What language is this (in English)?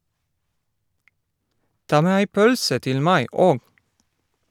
Norwegian